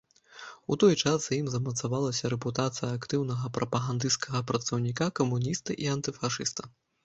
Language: Belarusian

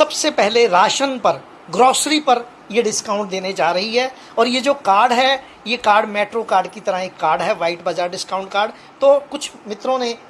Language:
Hindi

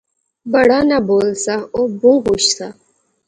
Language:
Pahari-Potwari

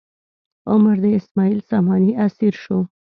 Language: Pashto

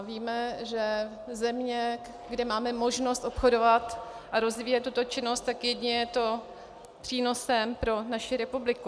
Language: Czech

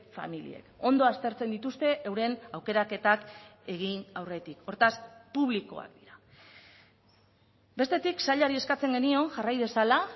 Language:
Basque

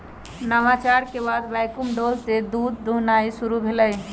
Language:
Magahi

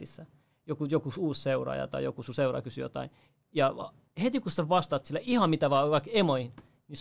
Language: Finnish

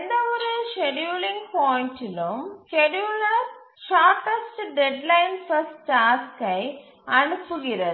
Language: Tamil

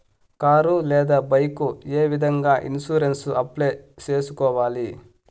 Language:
Telugu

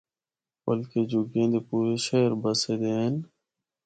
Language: Northern Hindko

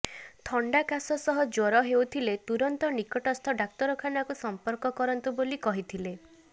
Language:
Odia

